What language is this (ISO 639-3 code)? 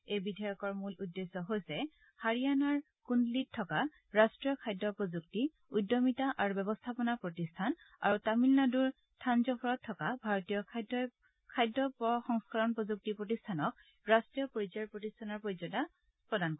asm